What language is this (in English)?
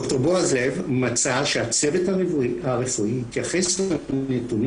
Hebrew